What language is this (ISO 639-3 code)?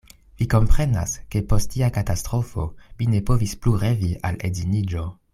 epo